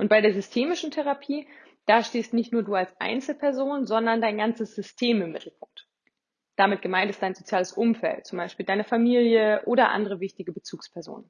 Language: German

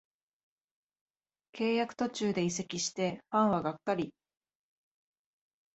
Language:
Japanese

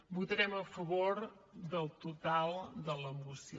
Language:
Catalan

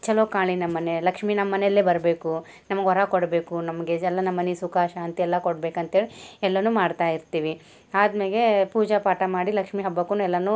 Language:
Kannada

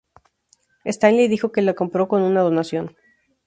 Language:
Spanish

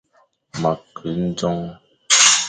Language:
Fang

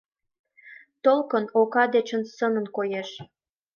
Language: Mari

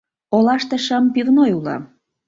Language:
Mari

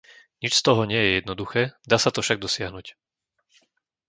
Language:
Slovak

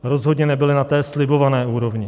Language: Czech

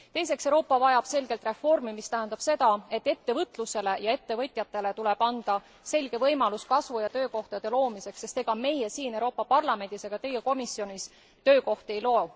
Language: Estonian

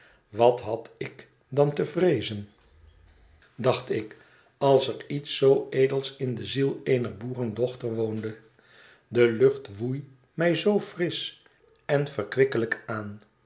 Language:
Dutch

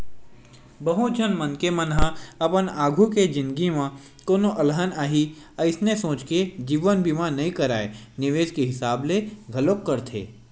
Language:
Chhattisgarhi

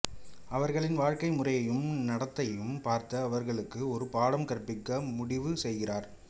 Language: Tamil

